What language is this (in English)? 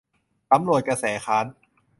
Thai